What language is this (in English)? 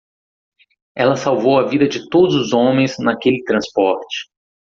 Portuguese